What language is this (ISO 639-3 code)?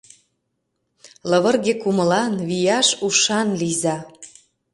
chm